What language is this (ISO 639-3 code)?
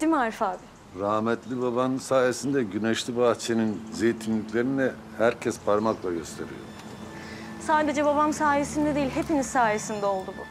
tur